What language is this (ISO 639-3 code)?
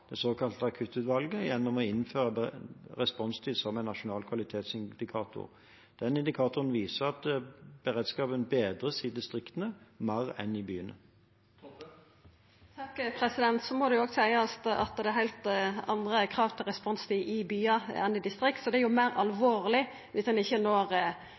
nor